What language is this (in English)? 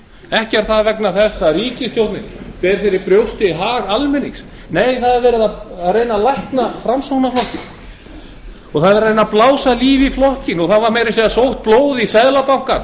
Icelandic